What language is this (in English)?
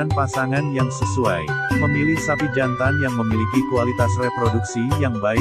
Indonesian